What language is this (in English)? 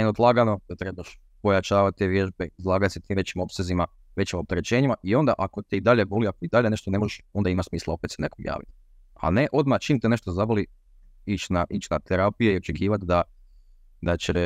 Croatian